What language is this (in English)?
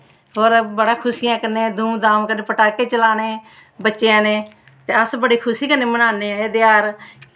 Dogri